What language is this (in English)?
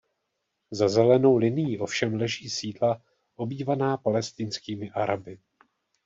Czech